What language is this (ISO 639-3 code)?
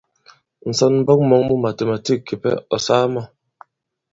abb